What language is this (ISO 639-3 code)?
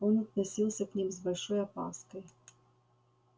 rus